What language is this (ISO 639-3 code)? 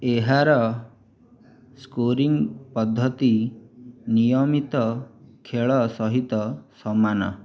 ori